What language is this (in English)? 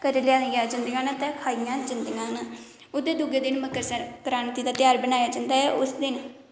Dogri